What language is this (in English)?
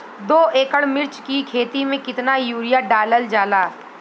Bhojpuri